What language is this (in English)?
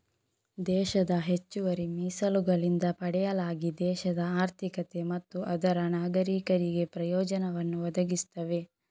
Kannada